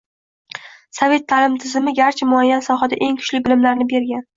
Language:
Uzbek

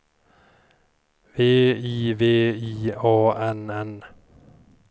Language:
Swedish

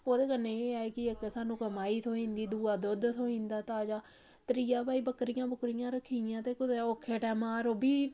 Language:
Dogri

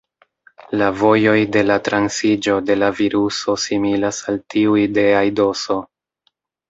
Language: Esperanto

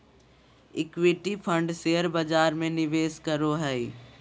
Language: Magahi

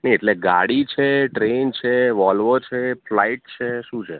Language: Gujarati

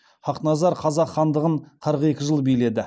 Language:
Kazakh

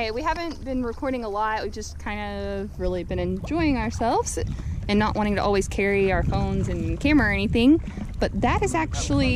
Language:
English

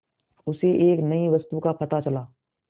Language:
Hindi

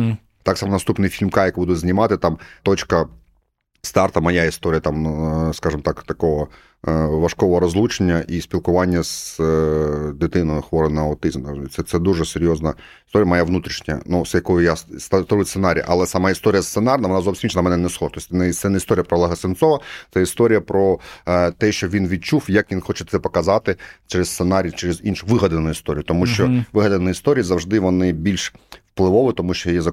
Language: Ukrainian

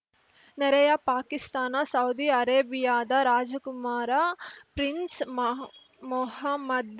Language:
Kannada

